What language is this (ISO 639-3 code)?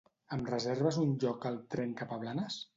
cat